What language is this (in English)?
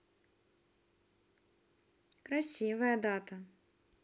Russian